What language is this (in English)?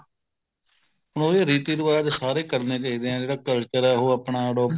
Punjabi